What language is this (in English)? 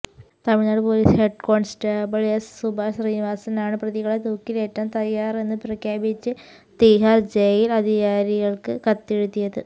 Malayalam